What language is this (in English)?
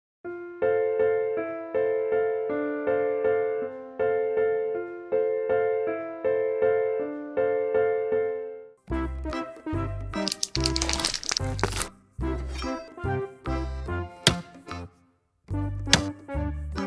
English